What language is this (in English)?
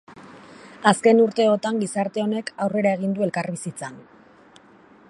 Basque